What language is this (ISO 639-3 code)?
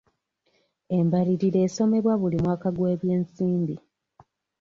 lug